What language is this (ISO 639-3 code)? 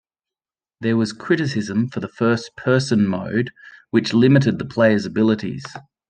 eng